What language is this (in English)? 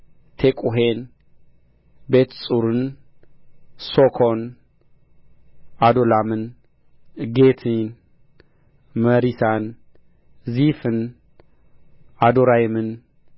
Amharic